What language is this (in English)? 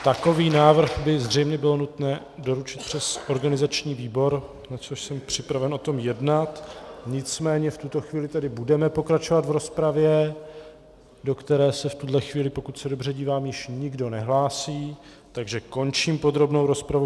Czech